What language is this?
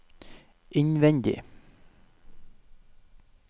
Norwegian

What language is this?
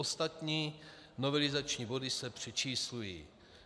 Czech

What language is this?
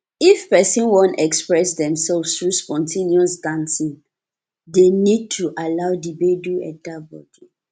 Nigerian Pidgin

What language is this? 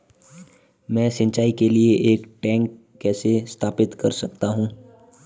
Hindi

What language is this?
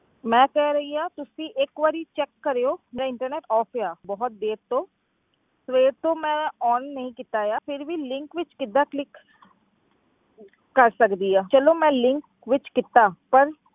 Punjabi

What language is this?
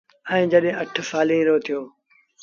Sindhi Bhil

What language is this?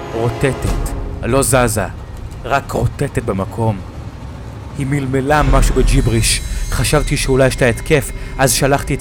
Hebrew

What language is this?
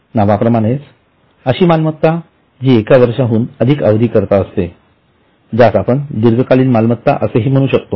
Marathi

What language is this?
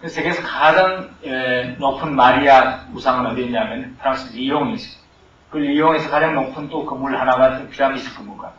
Korean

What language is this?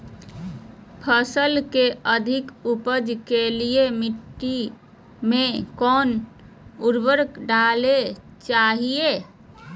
Magahi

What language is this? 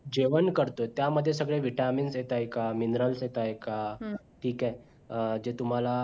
Marathi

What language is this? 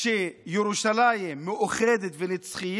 Hebrew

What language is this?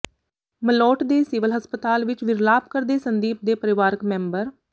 Punjabi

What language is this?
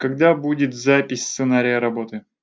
Russian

